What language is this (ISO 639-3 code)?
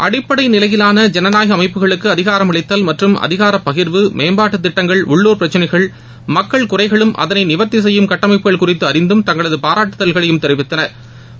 tam